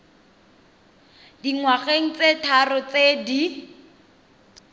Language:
Tswana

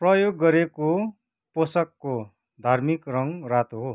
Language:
Nepali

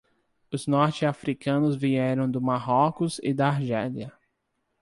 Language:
Portuguese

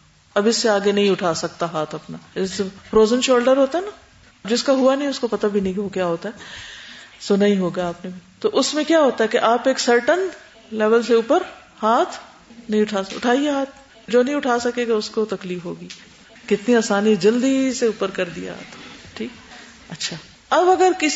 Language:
Urdu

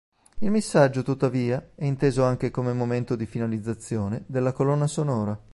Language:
Italian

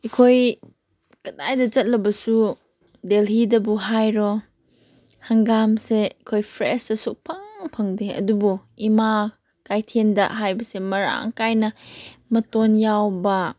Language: Manipuri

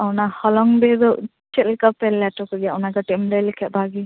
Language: Santali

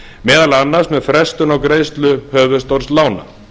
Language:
Icelandic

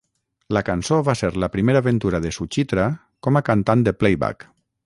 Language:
Catalan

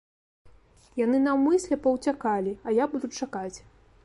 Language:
Belarusian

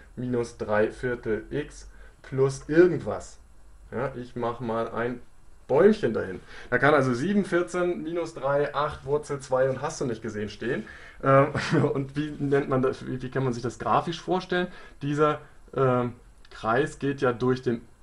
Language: German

